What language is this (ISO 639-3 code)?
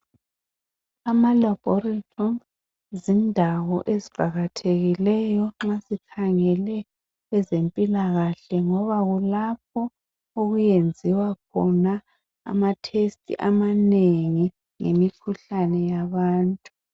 nde